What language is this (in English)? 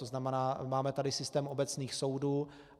Czech